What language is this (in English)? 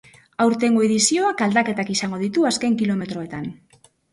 Basque